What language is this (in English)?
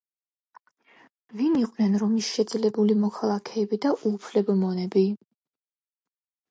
Georgian